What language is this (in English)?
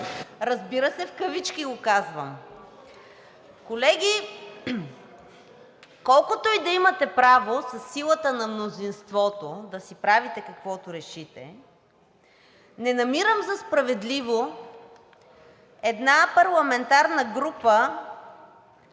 Bulgarian